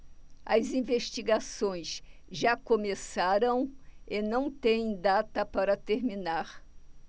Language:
Portuguese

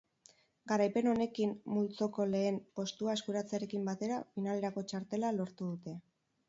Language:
Basque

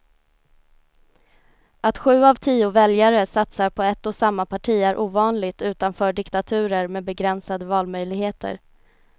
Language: Swedish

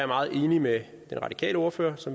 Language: Danish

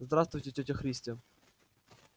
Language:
Russian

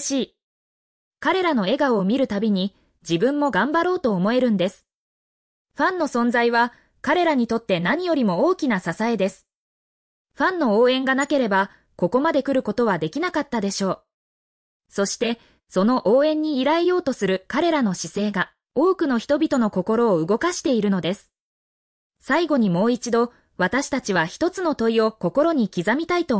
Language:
Japanese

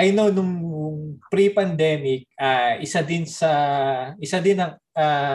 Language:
Filipino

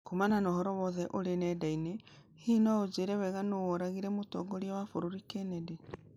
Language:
Kikuyu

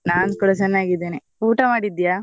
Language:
Kannada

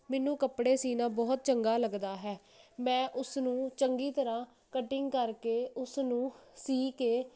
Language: Punjabi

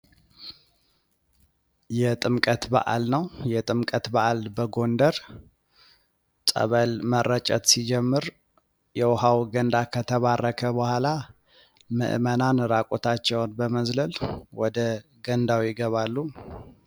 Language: Amharic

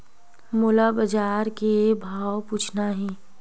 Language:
Chhattisgarhi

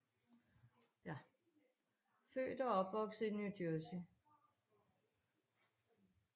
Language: Danish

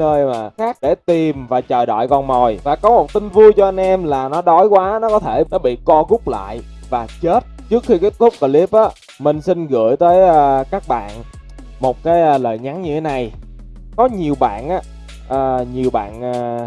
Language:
Vietnamese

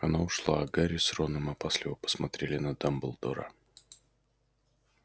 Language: Russian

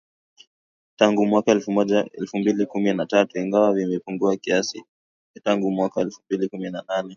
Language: Swahili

